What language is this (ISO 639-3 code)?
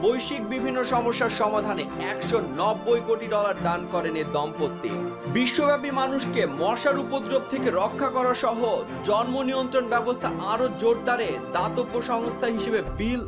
ben